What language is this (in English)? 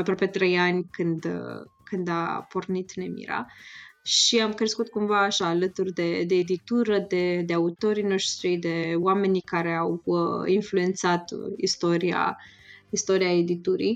Romanian